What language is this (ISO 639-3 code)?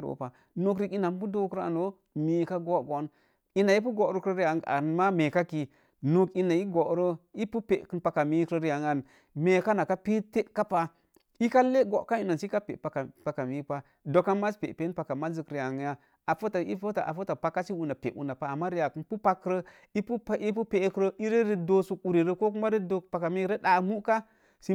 ver